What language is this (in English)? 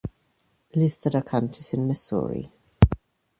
German